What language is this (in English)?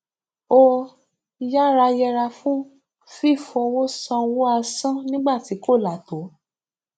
Yoruba